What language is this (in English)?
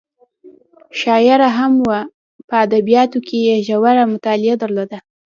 Pashto